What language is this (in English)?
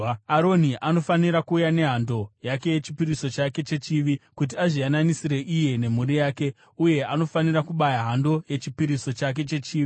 Shona